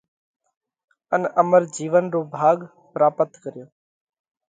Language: Parkari Koli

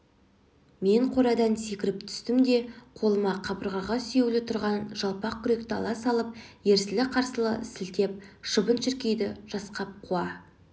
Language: Kazakh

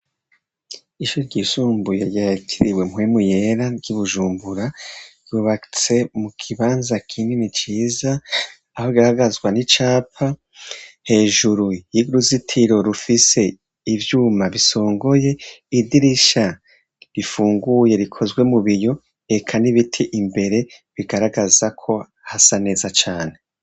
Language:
Rundi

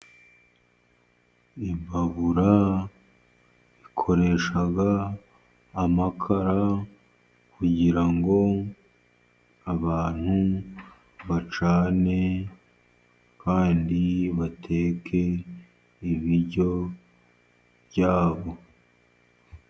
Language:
Kinyarwanda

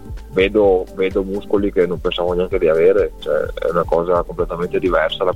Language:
Italian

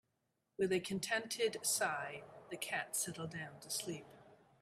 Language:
English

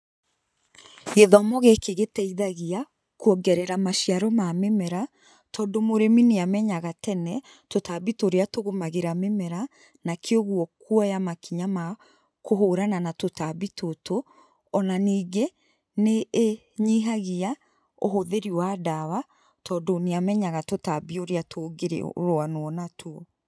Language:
Kikuyu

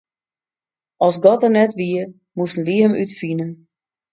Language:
Western Frisian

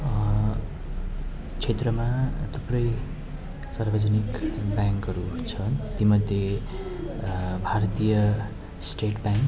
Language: Nepali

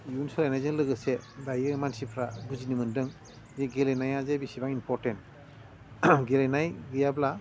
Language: Bodo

